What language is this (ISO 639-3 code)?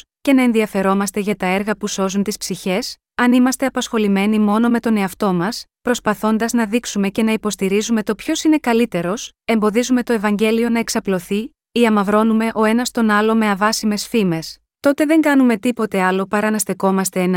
ell